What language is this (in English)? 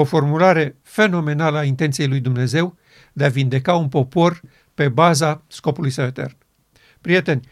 Romanian